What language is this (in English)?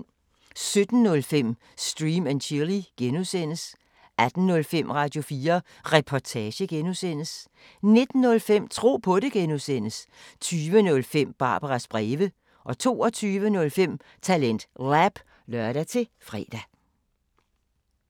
Danish